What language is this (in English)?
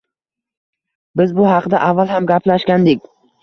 Uzbek